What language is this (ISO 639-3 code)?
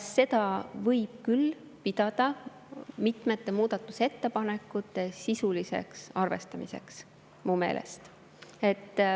est